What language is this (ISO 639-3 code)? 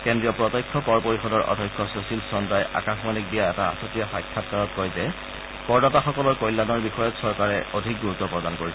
asm